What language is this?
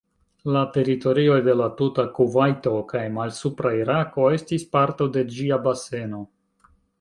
Esperanto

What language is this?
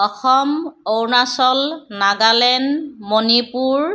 Assamese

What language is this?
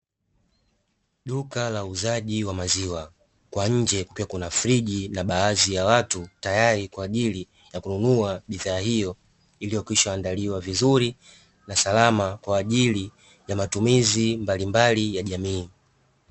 Swahili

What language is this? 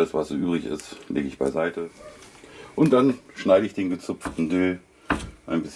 German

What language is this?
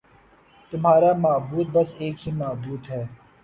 Urdu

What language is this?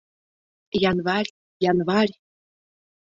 Mari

